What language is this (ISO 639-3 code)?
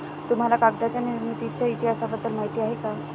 mar